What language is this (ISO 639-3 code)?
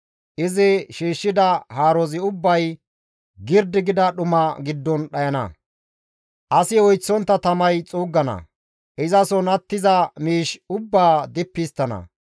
gmv